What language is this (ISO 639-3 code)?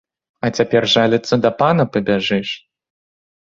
bel